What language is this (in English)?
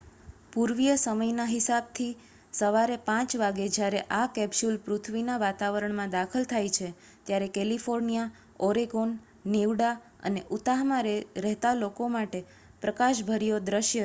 Gujarati